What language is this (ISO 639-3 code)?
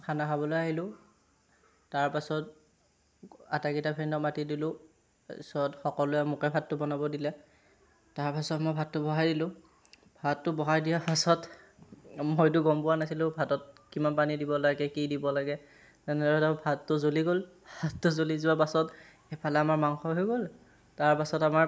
asm